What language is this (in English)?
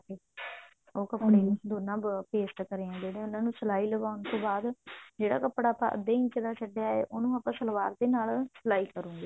Punjabi